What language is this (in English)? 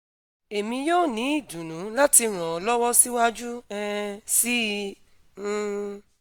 Yoruba